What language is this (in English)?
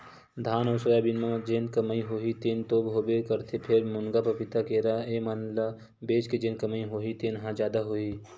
Chhattisgarhi